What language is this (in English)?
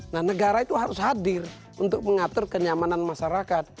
Indonesian